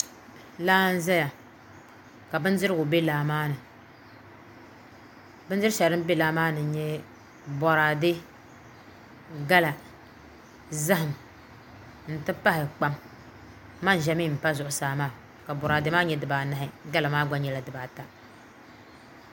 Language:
Dagbani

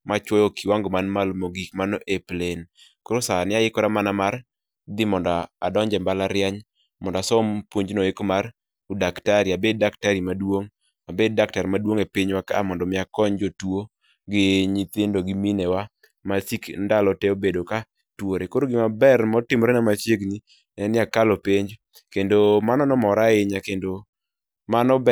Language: Luo (Kenya and Tanzania)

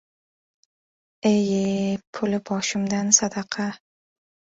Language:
Uzbek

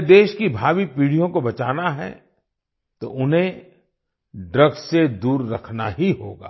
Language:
Hindi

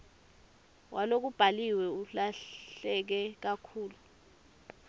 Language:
Swati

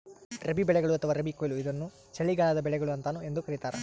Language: Kannada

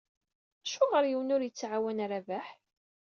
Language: Kabyle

